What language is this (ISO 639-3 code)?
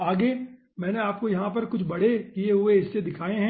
hin